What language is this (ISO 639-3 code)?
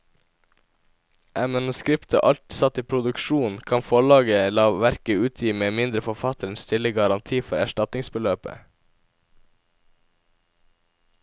nor